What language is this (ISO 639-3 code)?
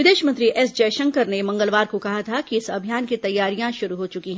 hin